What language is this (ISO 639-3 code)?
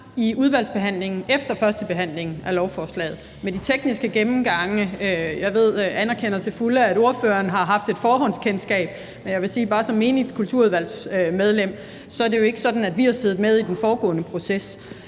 dan